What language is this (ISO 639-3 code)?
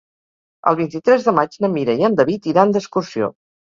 cat